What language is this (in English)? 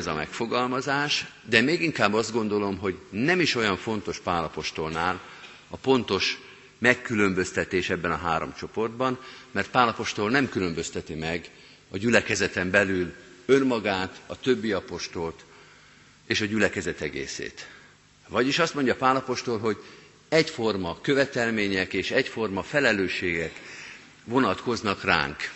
Hungarian